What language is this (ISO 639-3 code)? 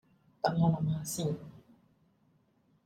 yue